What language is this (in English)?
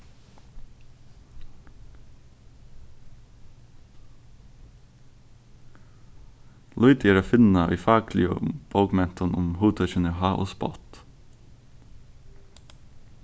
Faroese